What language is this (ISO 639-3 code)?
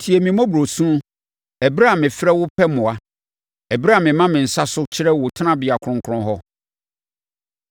aka